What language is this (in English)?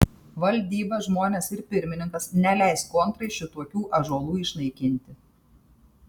Lithuanian